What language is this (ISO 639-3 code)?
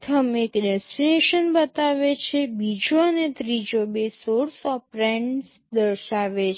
guj